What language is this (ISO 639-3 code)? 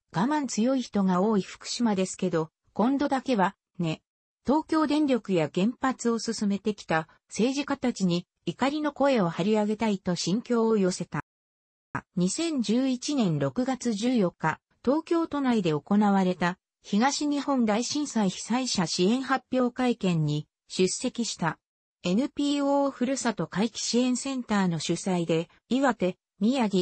jpn